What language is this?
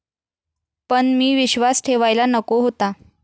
Marathi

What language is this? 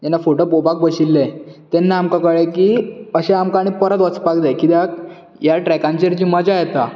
Konkani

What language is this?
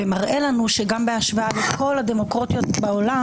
Hebrew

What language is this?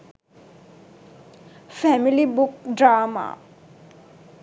Sinhala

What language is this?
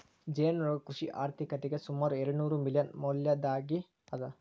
Kannada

